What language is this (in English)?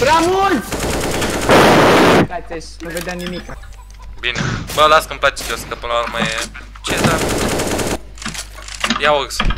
Romanian